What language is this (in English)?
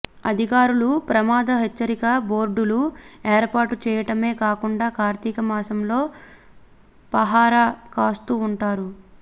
Telugu